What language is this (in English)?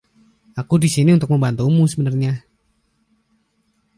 Indonesian